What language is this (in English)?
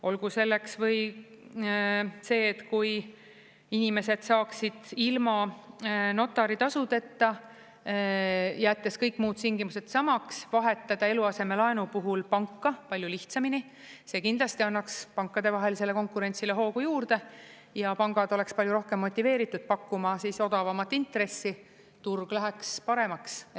Estonian